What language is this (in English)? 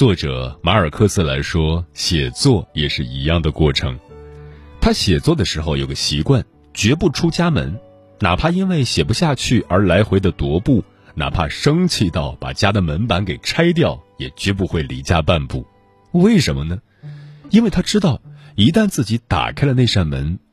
Chinese